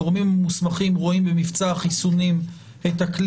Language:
Hebrew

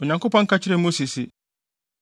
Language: Akan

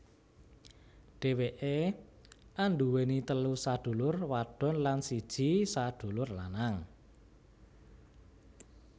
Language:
Javanese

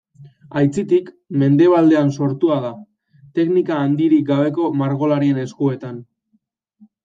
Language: Basque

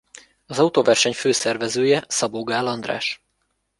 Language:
Hungarian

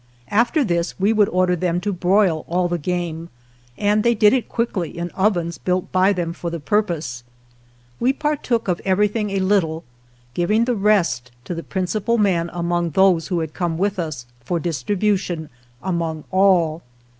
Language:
English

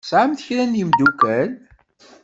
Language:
Kabyle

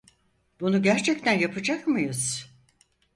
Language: Turkish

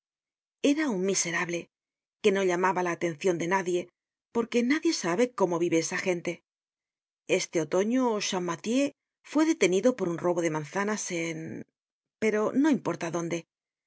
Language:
Spanish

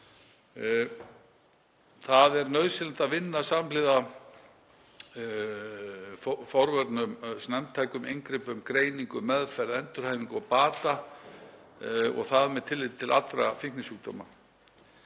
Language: Icelandic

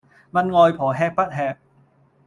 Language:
Cantonese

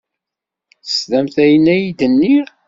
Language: Kabyle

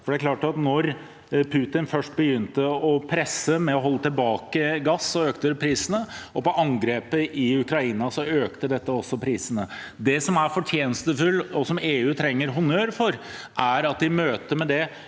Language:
Norwegian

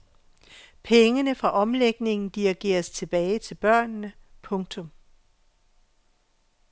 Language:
Danish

